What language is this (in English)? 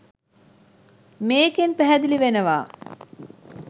Sinhala